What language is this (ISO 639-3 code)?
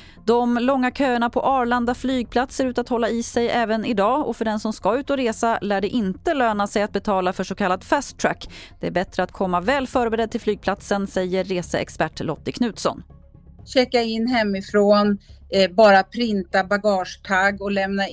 swe